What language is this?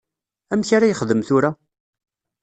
Kabyle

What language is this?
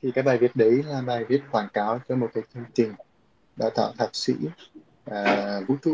Vietnamese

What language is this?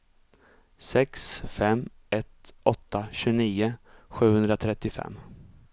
Swedish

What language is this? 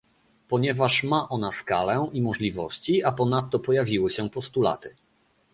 Polish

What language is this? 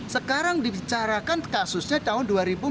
Indonesian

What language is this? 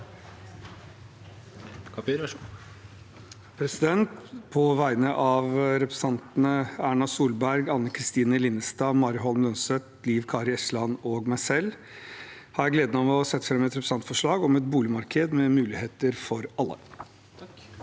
Norwegian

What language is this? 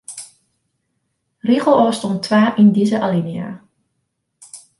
Western Frisian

